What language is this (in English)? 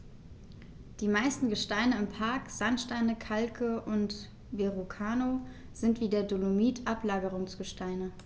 German